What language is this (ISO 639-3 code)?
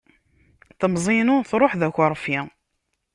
kab